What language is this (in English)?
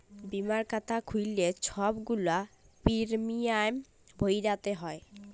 Bangla